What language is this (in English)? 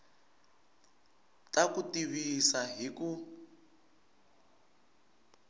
Tsonga